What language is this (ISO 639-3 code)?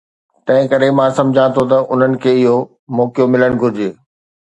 snd